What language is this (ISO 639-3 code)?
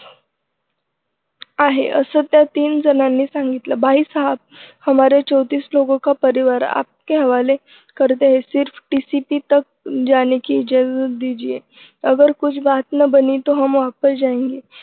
mar